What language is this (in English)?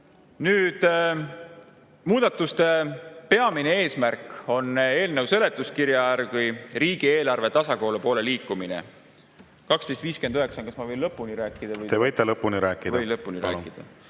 Estonian